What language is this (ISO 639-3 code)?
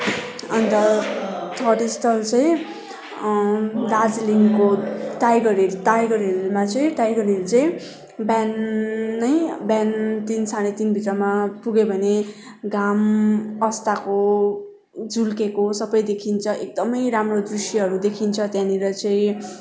nep